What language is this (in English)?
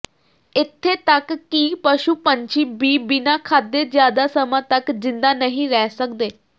Punjabi